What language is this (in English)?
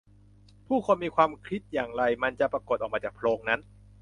Thai